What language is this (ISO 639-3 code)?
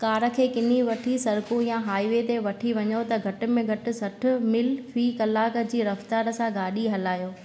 snd